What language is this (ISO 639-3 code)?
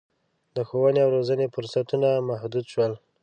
pus